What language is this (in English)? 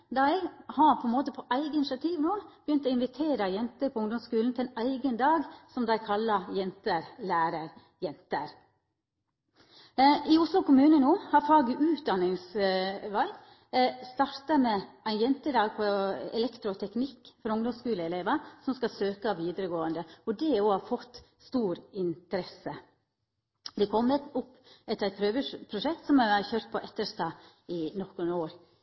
Norwegian Nynorsk